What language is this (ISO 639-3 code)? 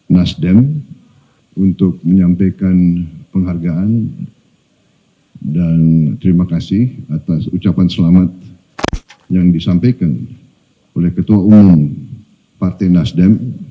ind